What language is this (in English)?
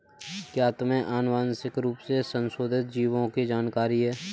Hindi